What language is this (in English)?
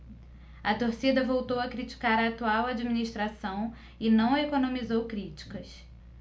Portuguese